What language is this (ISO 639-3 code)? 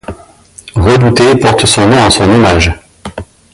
fra